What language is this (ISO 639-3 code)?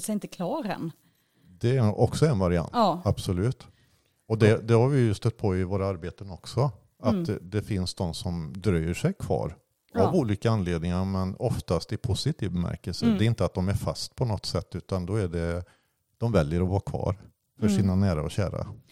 swe